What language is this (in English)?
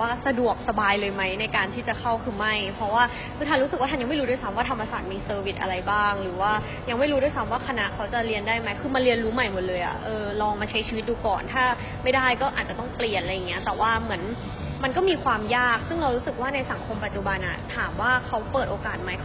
Thai